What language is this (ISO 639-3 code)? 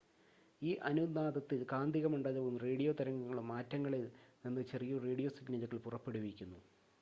mal